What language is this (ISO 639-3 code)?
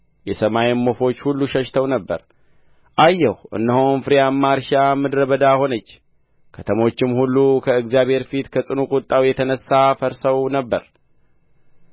amh